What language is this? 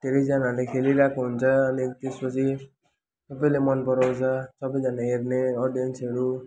Nepali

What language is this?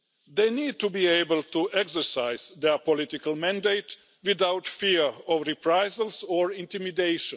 English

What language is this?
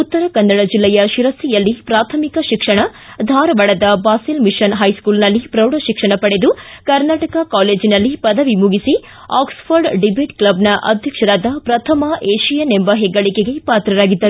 Kannada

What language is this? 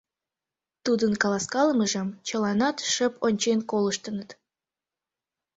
Mari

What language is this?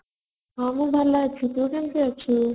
Odia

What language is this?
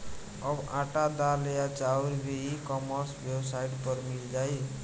Bhojpuri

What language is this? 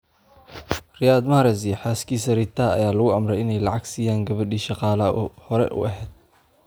Somali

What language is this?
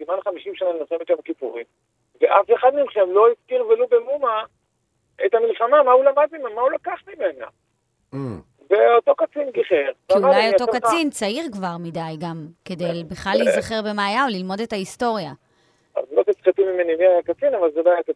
Hebrew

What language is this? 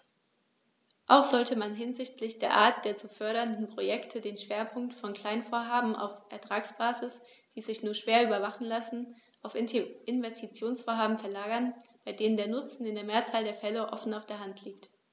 German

